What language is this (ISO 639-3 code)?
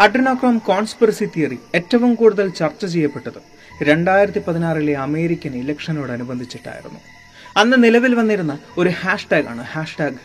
mal